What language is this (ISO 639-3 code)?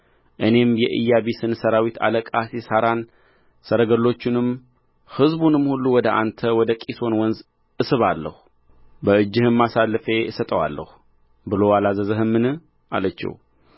amh